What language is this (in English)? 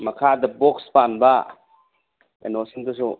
Manipuri